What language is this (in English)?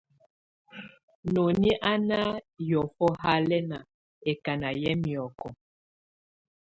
Tunen